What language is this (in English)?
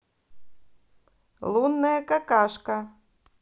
Russian